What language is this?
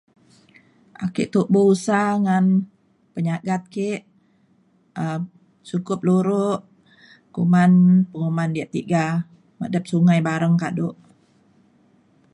Mainstream Kenyah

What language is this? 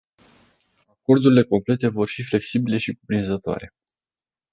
Romanian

